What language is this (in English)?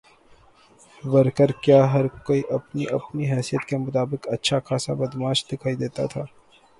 Urdu